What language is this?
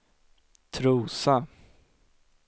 Swedish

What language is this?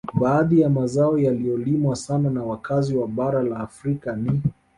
Swahili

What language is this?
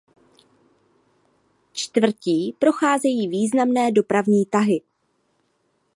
Czech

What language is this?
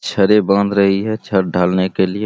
Hindi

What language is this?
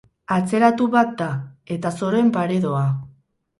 Basque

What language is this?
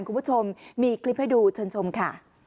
Thai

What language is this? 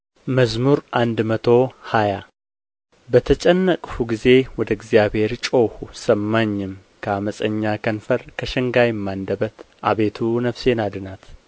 Amharic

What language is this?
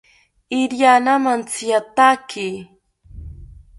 South Ucayali Ashéninka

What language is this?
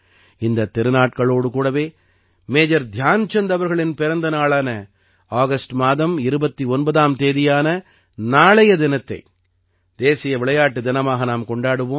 Tamil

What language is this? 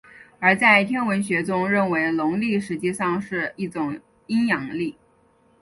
Chinese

